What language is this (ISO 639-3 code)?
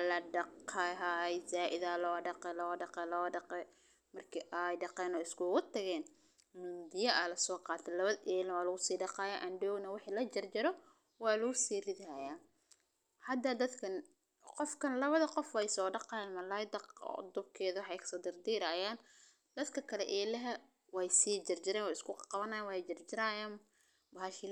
som